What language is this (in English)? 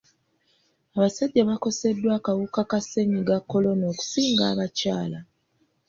Ganda